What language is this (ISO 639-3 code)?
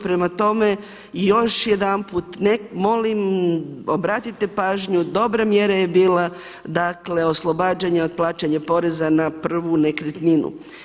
hrv